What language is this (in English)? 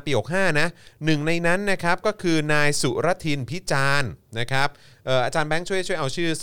Thai